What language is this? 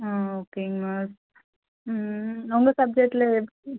Tamil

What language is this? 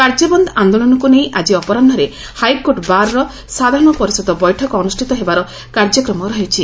Odia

